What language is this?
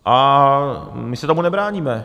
Czech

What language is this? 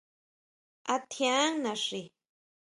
Huautla Mazatec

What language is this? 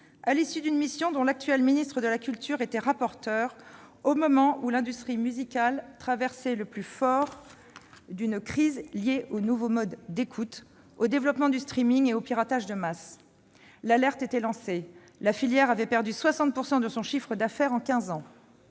French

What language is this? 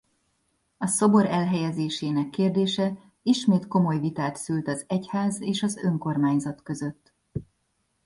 Hungarian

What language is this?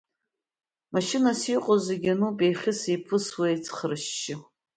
Abkhazian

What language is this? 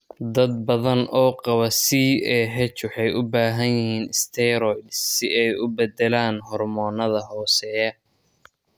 Somali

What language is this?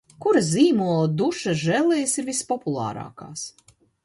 Latvian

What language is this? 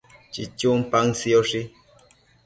Matsés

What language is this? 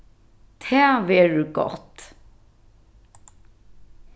Faroese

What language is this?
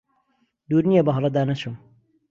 Central Kurdish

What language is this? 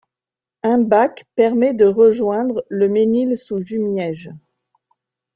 French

